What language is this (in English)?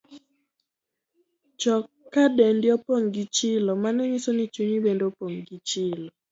Luo (Kenya and Tanzania)